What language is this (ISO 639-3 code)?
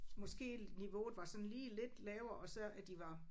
dan